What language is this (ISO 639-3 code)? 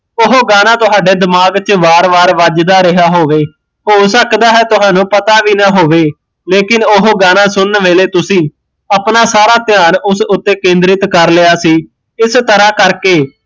pan